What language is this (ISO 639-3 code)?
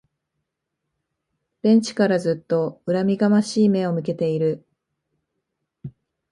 jpn